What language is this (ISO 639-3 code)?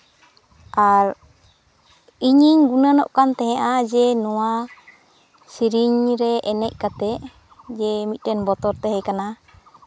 sat